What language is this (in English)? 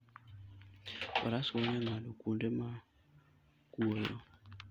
Luo (Kenya and Tanzania)